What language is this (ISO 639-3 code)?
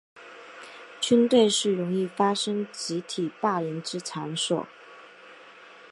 zho